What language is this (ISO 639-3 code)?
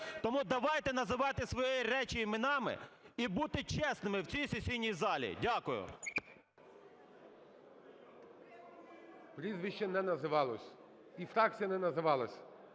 ukr